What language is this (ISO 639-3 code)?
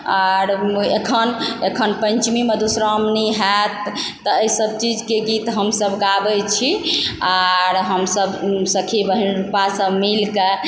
mai